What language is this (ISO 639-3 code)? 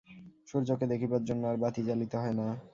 ben